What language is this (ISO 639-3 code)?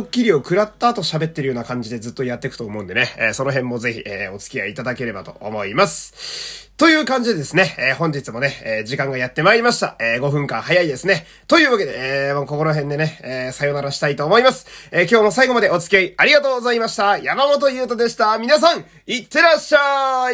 jpn